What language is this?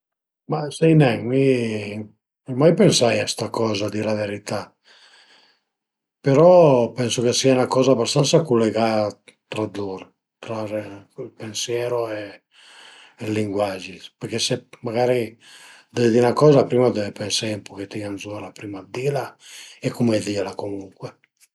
Piedmontese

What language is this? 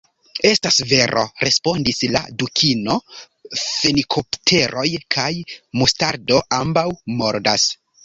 Esperanto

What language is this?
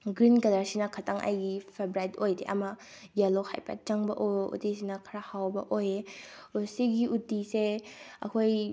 Manipuri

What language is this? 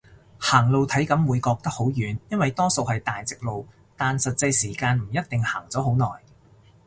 Cantonese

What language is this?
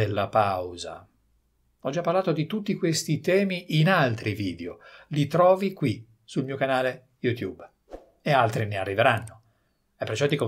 Italian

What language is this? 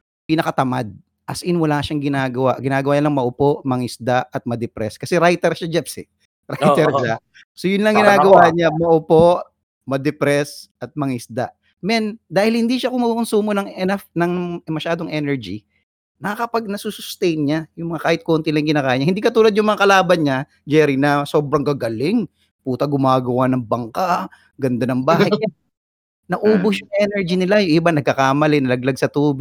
Filipino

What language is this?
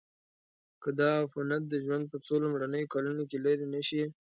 Pashto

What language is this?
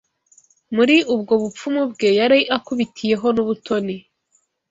Kinyarwanda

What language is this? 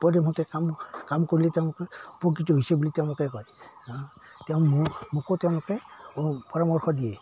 Assamese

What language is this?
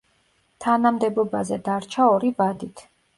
Georgian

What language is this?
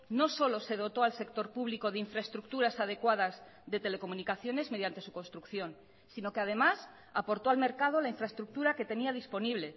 Spanish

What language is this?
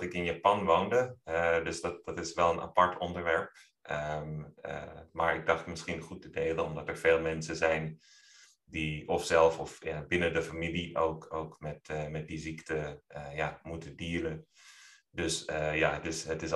Dutch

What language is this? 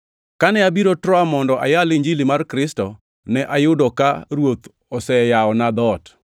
Luo (Kenya and Tanzania)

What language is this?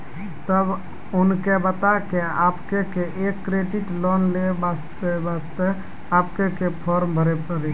Maithili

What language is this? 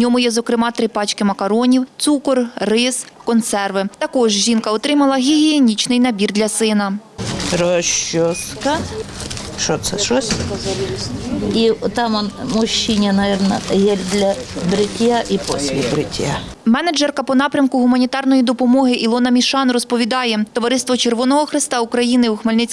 Ukrainian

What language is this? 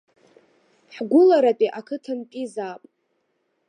Abkhazian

